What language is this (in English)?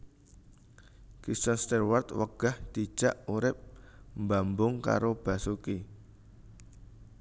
Javanese